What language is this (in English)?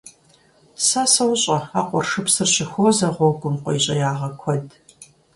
Kabardian